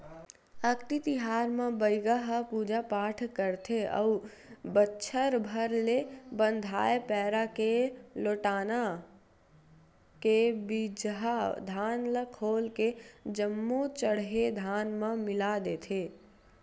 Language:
Chhattisgarhi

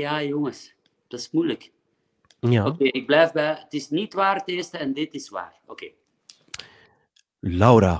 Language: Dutch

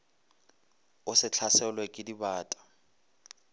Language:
Northern Sotho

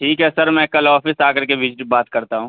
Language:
Urdu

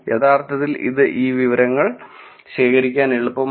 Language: Malayalam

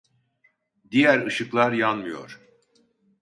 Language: Turkish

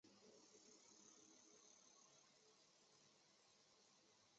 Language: Chinese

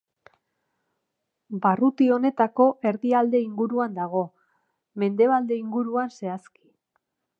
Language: Basque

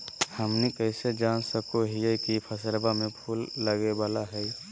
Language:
Magahi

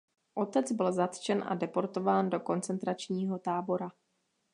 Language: Czech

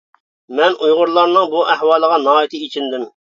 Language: Uyghur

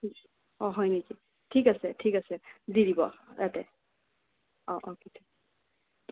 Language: Assamese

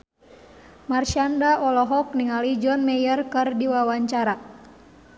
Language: Sundanese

